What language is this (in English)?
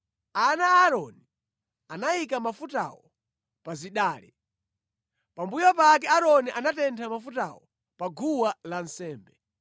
Nyanja